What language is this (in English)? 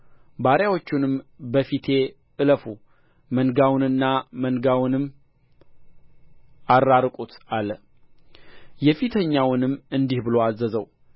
Amharic